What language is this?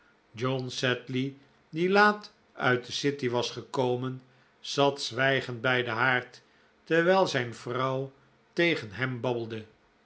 Dutch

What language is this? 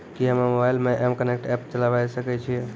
Maithili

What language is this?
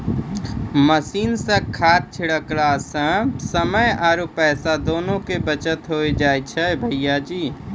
Maithili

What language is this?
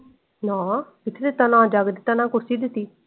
Punjabi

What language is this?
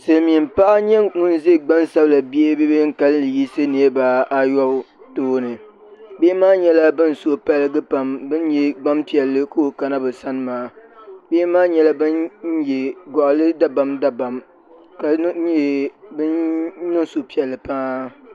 Dagbani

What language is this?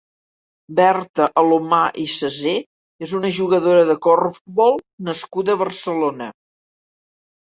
Catalan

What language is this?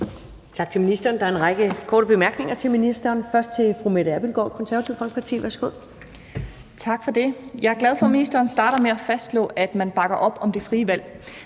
Danish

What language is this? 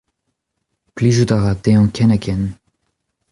Breton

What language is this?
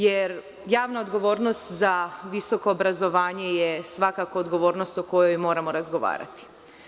Serbian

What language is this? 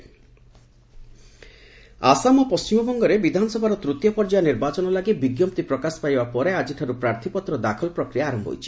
Odia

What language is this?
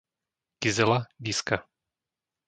Slovak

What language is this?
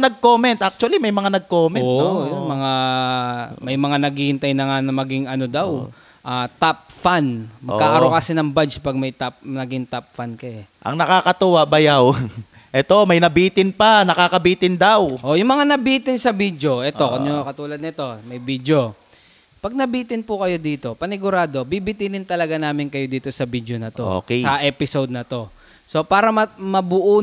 Filipino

